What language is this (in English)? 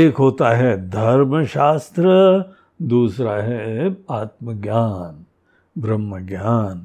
Hindi